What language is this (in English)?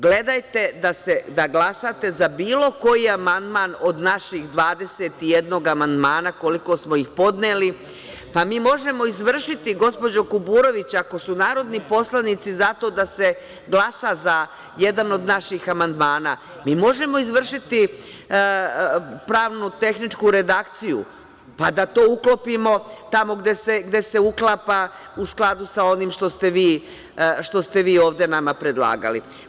Serbian